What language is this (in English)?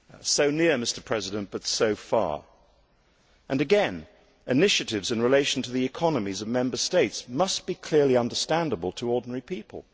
English